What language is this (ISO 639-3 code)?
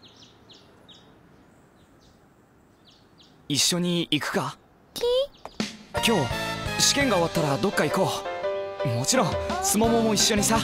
jpn